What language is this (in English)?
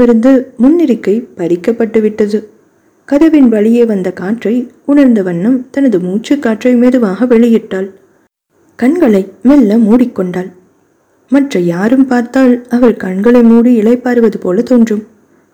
Tamil